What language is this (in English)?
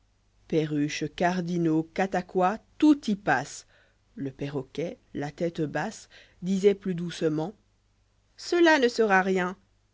French